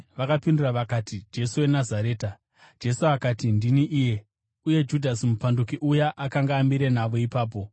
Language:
Shona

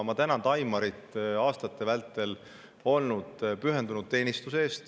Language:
Estonian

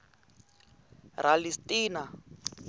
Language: Tsonga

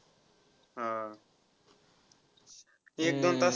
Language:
Marathi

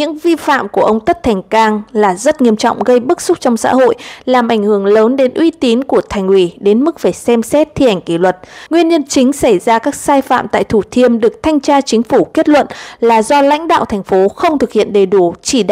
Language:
Vietnamese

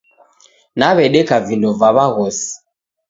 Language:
Taita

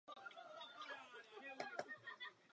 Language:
Czech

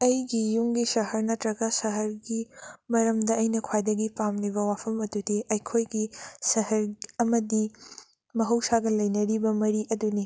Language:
Manipuri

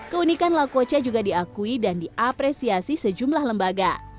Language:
Indonesian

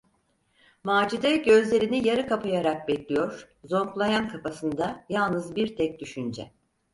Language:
Turkish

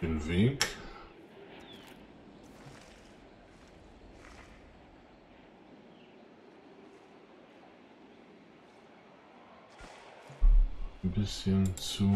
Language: German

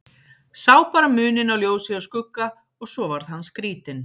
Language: Icelandic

